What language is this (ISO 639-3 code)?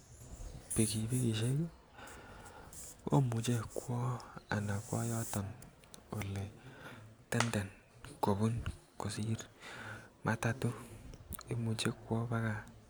kln